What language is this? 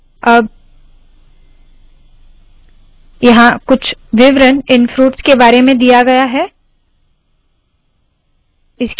Hindi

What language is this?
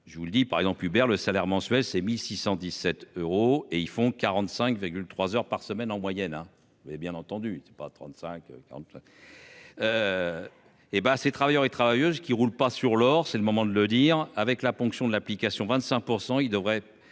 French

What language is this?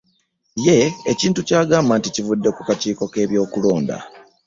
Ganda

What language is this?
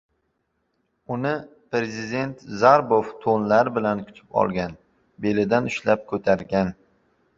Uzbek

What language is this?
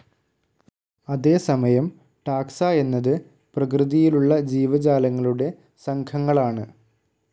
Malayalam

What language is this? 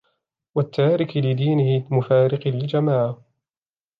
Arabic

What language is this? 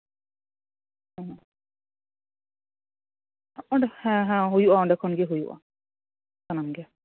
Santali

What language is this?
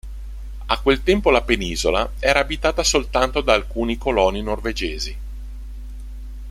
Italian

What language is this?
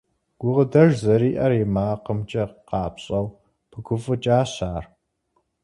Kabardian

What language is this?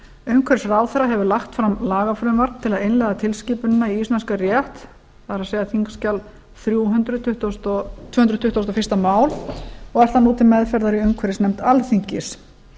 Icelandic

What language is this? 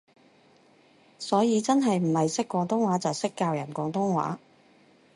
Cantonese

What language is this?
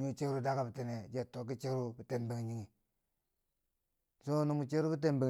Bangwinji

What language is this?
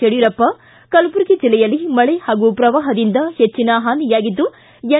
Kannada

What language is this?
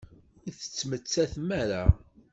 Kabyle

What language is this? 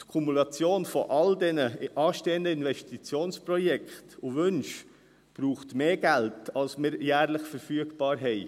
Swiss German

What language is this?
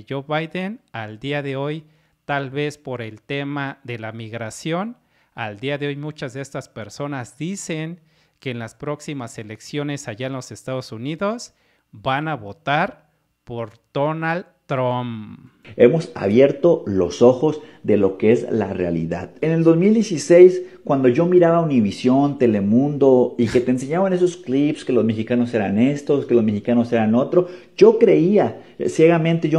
Spanish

